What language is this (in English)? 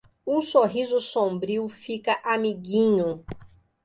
Portuguese